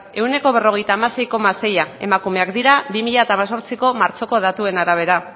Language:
Basque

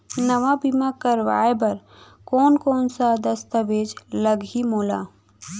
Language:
Chhattisgarhi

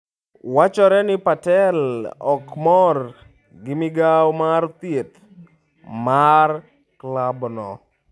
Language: Luo (Kenya and Tanzania)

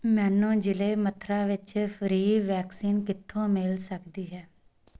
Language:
Punjabi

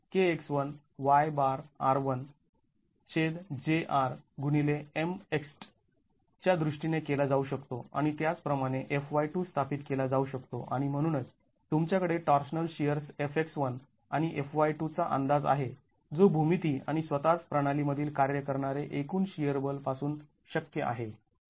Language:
Marathi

